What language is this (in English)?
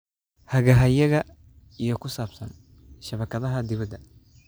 Somali